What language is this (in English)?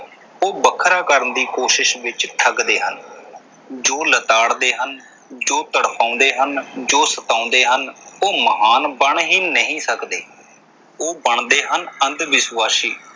Punjabi